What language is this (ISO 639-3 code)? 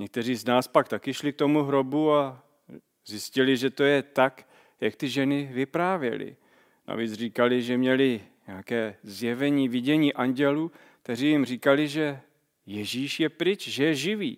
ces